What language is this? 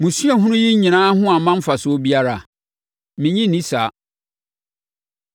Akan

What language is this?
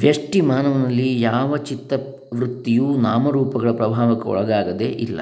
Kannada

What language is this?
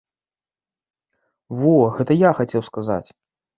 Belarusian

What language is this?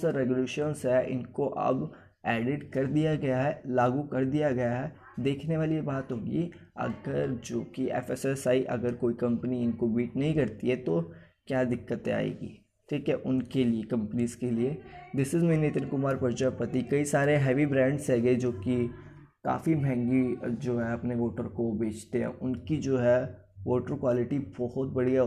Hindi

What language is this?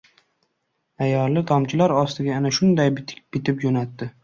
Uzbek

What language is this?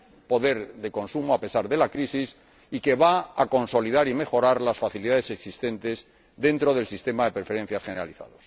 Spanish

